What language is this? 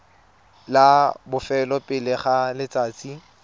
Tswana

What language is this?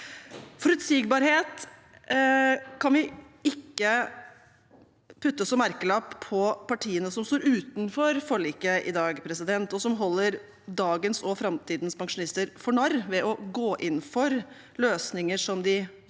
Norwegian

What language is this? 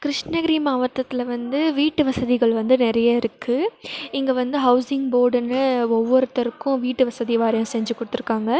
Tamil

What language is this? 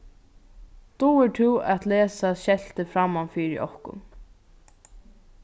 Faroese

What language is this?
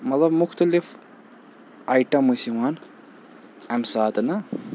Kashmiri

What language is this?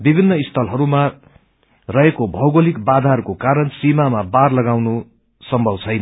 Nepali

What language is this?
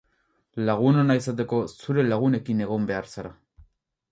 Basque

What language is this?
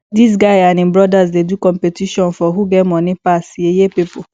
Nigerian Pidgin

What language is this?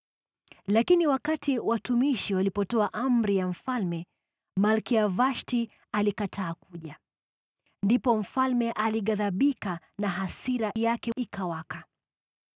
Swahili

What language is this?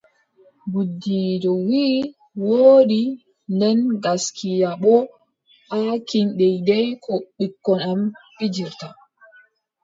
Adamawa Fulfulde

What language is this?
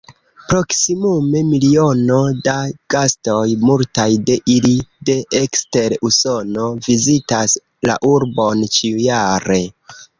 Esperanto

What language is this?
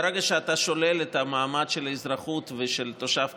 Hebrew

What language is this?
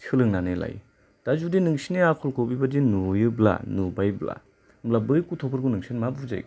Bodo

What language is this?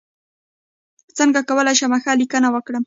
Pashto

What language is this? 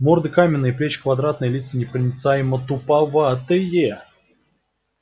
Russian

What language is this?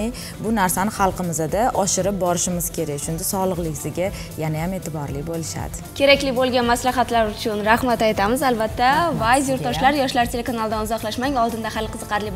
Turkish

